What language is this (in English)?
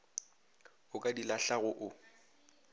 Northern Sotho